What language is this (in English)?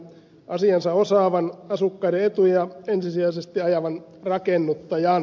Finnish